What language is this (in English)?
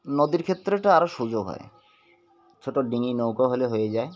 Bangla